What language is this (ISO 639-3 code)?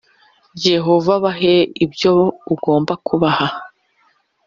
kin